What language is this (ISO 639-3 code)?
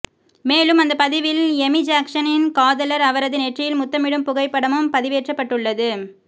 tam